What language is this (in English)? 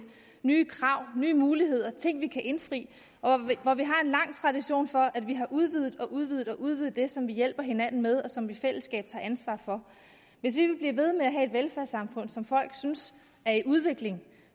Danish